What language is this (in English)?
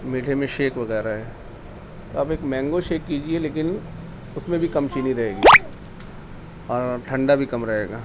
Urdu